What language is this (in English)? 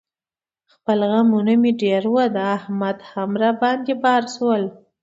Pashto